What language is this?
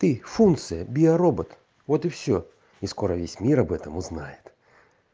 Russian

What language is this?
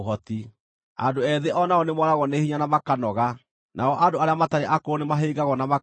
Kikuyu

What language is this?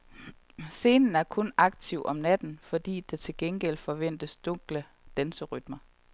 Danish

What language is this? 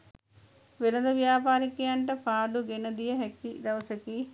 Sinhala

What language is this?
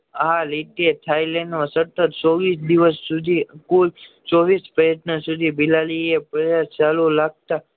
Gujarati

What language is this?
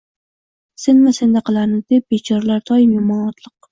Uzbek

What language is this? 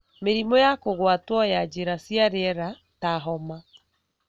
Kikuyu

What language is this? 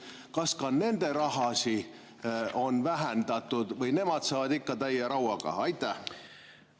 Estonian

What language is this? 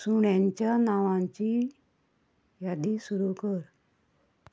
Konkani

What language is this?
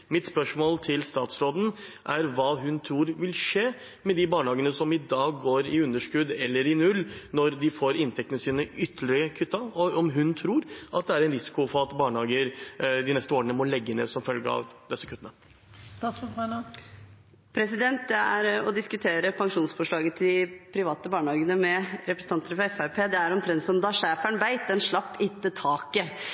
Norwegian Bokmål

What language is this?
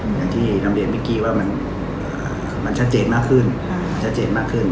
Thai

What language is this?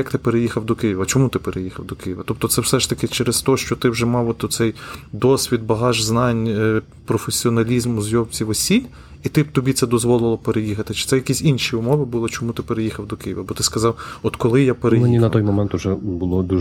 Ukrainian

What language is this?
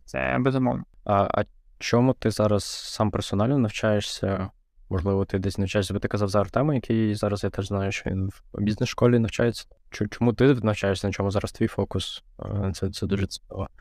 Ukrainian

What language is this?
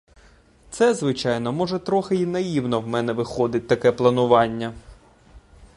Ukrainian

